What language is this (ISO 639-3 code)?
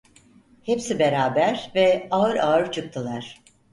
tur